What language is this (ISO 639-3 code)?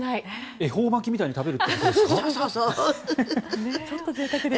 jpn